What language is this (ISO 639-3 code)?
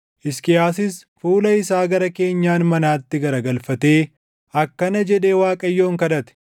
orm